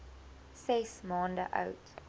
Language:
Afrikaans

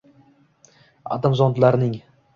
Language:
Uzbek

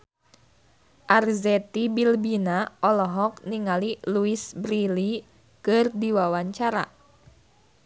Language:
Sundanese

